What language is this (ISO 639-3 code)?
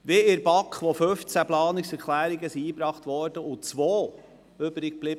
gsw